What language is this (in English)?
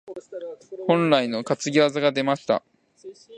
Japanese